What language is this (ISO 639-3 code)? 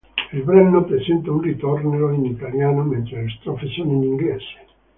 ita